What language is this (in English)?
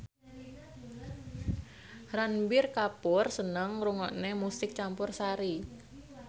Javanese